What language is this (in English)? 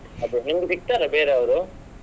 Kannada